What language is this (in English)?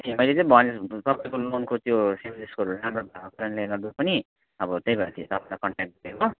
Nepali